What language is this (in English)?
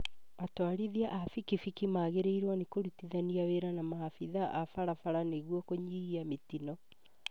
Kikuyu